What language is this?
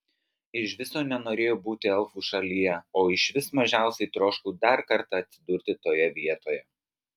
Lithuanian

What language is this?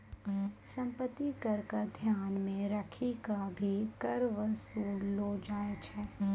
Maithili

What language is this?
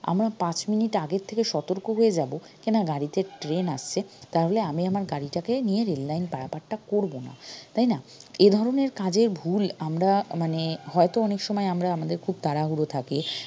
Bangla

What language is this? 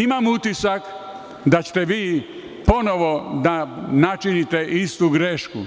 Serbian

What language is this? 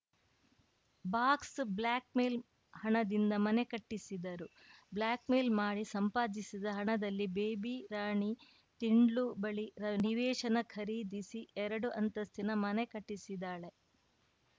Kannada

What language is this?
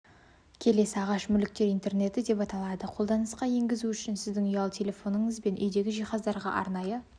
Kazakh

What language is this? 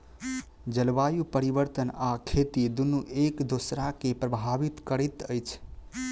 Maithili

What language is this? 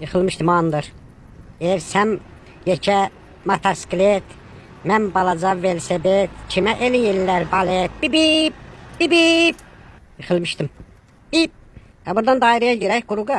Turkish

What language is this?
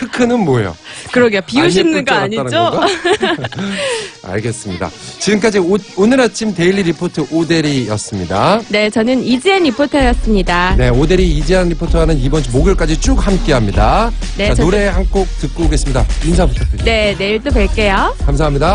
Korean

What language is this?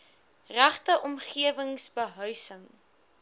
Afrikaans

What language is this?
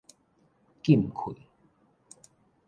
Min Nan Chinese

